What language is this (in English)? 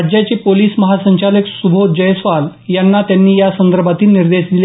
Marathi